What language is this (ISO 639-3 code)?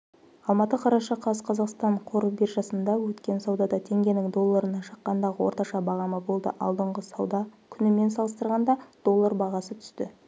kaz